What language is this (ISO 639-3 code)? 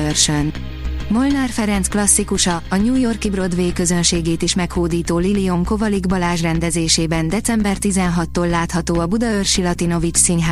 hun